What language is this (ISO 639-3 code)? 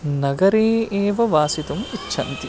san